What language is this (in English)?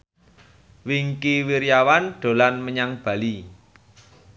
Javanese